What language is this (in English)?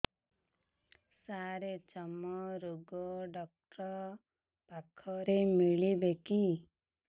Odia